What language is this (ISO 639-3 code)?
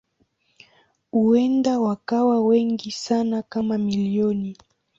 swa